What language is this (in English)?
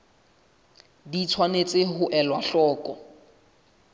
Southern Sotho